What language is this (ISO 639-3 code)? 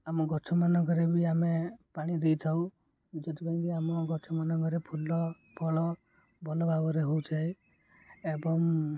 ori